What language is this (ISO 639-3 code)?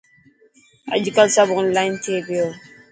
mki